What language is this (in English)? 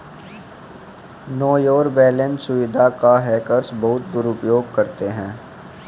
Hindi